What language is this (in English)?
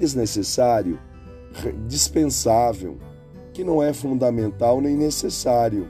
Portuguese